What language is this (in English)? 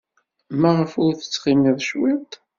Kabyle